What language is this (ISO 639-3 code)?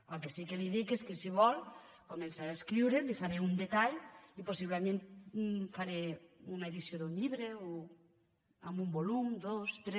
cat